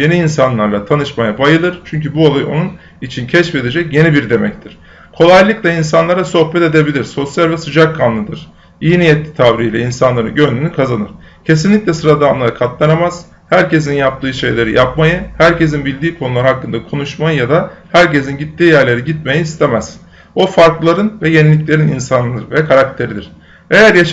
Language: Turkish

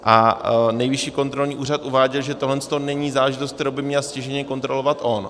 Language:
Czech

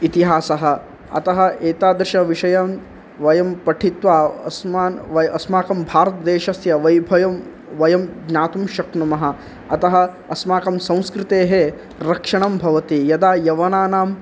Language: Sanskrit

